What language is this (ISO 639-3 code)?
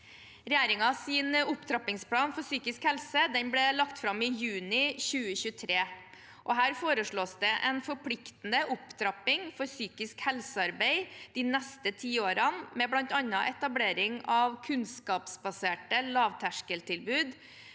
nor